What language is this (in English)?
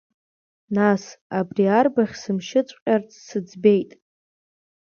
Abkhazian